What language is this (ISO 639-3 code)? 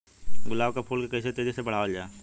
bho